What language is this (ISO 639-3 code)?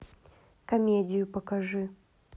rus